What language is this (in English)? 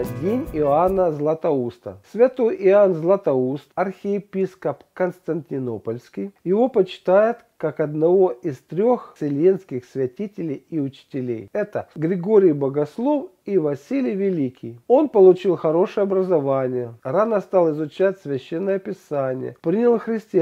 Russian